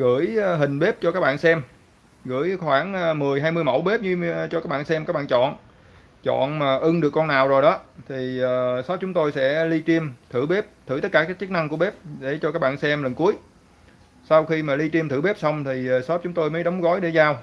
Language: Vietnamese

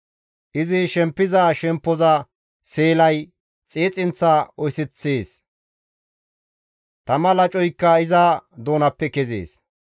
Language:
Gamo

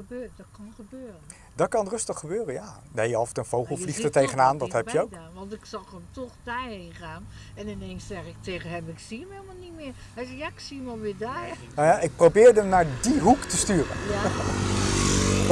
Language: Dutch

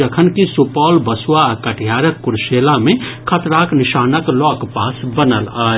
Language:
Maithili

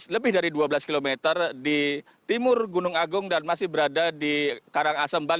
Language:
Indonesian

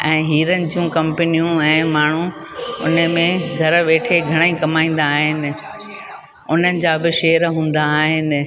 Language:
Sindhi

